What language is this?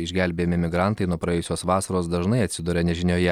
Lithuanian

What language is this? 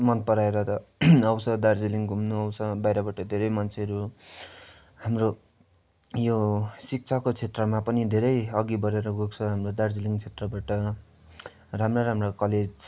Nepali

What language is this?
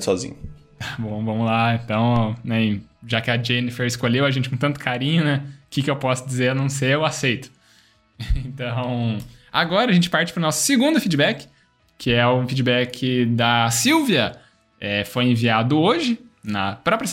Portuguese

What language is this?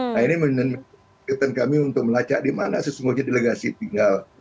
Indonesian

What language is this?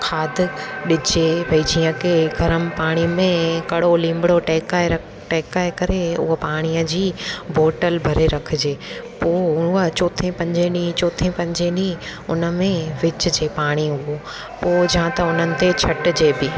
Sindhi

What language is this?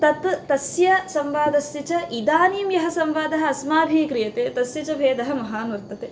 Sanskrit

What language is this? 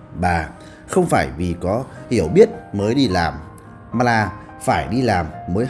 Vietnamese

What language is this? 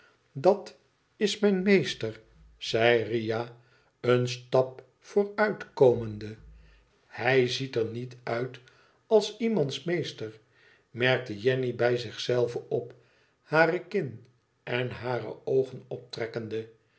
Dutch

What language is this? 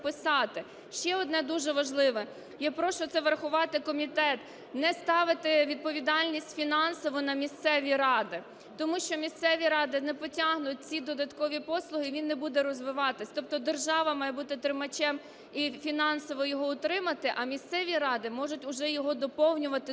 Ukrainian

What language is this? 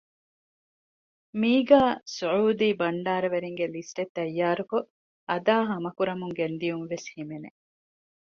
Divehi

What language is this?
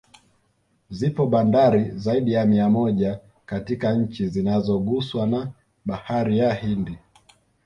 Swahili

